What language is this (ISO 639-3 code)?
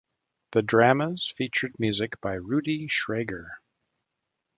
eng